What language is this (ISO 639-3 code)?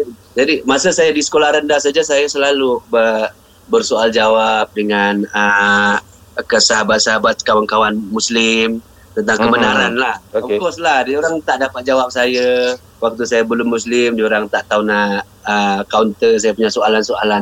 msa